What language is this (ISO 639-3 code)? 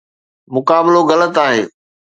snd